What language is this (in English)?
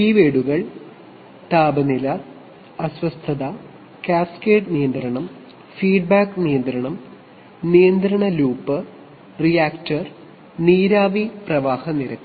Malayalam